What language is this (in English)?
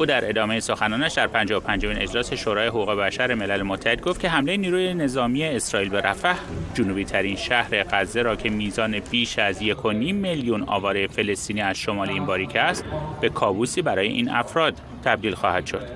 Persian